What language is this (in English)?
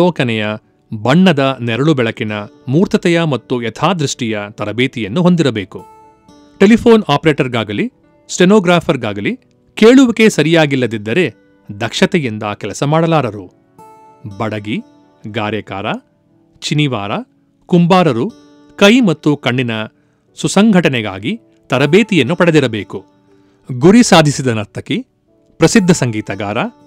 Kannada